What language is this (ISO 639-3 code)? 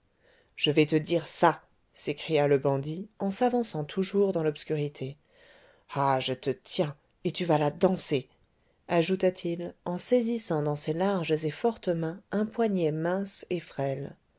fra